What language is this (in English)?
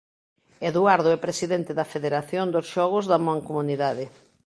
Galician